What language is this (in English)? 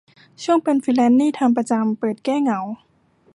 Thai